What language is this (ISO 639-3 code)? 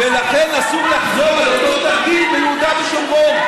heb